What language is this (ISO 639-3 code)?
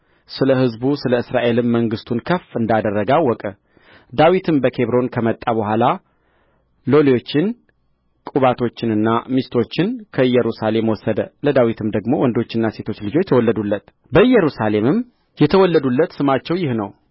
amh